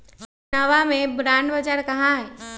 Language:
Magahi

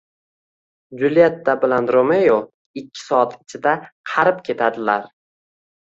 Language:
Uzbek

